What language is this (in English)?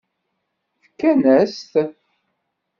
Kabyle